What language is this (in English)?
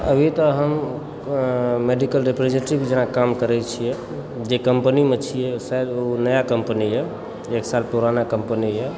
Maithili